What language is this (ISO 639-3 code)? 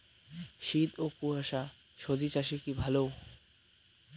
ben